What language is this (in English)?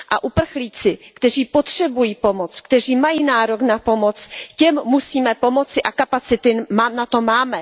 Czech